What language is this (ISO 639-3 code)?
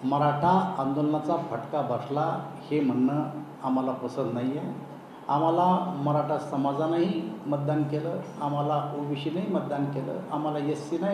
mar